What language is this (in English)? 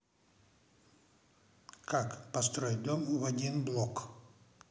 Russian